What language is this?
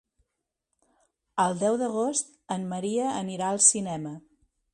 Catalan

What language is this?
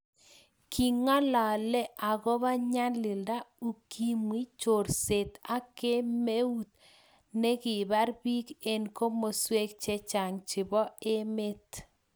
Kalenjin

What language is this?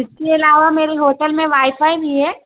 Urdu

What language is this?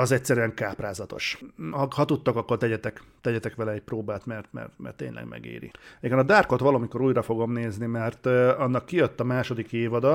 Hungarian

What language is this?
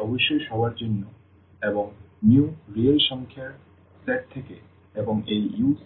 Bangla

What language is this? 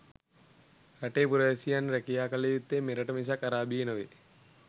Sinhala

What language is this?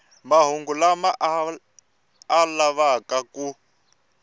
Tsonga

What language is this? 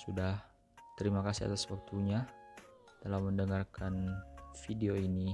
Indonesian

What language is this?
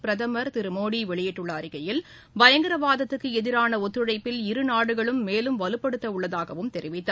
Tamil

